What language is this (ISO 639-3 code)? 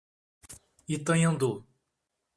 por